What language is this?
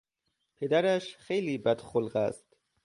Persian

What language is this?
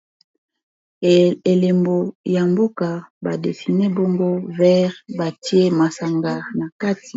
Lingala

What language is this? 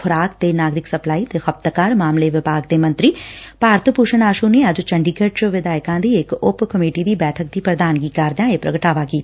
Punjabi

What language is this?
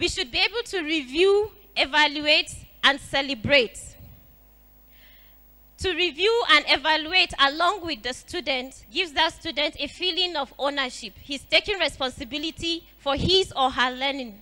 English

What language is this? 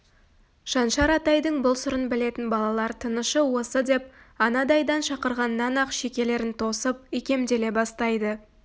Kazakh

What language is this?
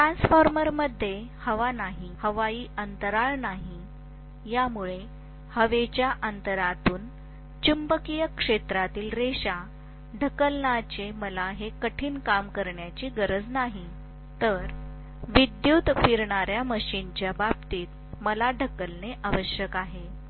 Marathi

